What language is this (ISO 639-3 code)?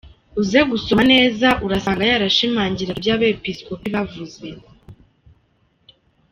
kin